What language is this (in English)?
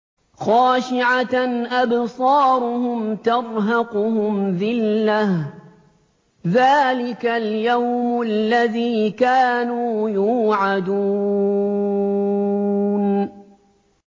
Arabic